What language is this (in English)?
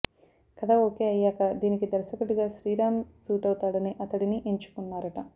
Telugu